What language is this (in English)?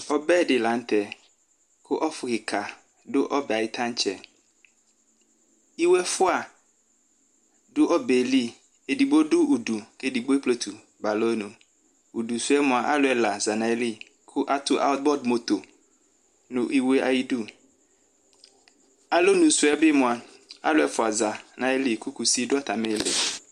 Ikposo